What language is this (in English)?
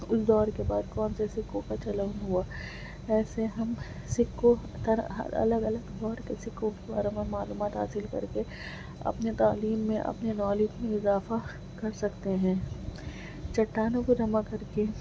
Urdu